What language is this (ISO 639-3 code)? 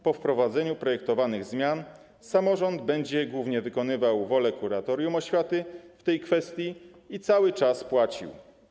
pol